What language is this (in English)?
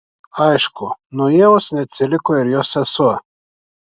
Lithuanian